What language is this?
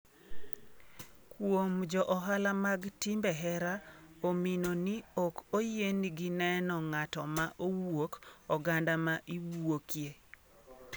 Luo (Kenya and Tanzania)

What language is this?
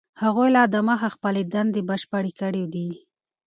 Pashto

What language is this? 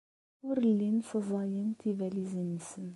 Kabyle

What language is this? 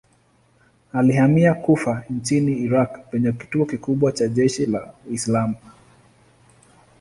Swahili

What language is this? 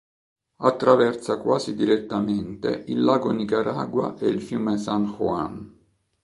Italian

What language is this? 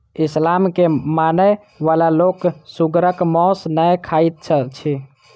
Maithili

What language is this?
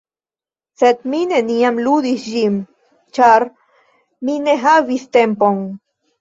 Esperanto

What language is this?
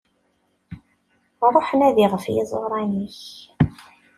Kabyle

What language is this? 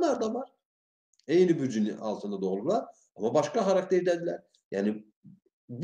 Turkish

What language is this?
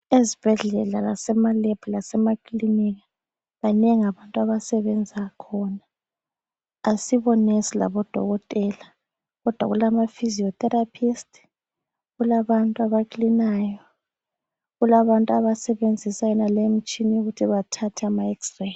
North Ndebele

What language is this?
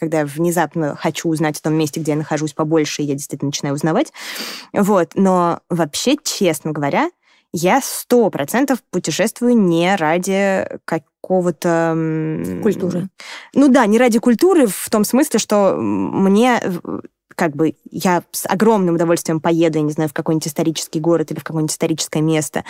Russian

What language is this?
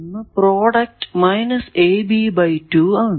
Malayalam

